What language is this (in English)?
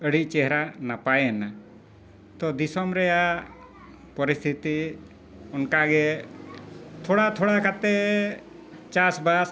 Santali